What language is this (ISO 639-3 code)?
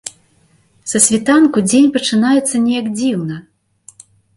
bel